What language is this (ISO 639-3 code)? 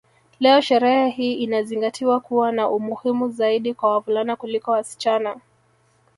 swa